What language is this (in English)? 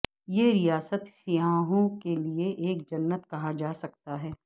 Urdu